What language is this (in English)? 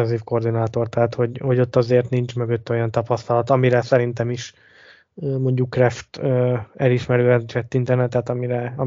Hungarian